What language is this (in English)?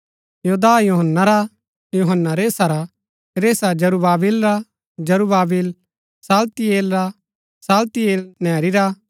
Gaddi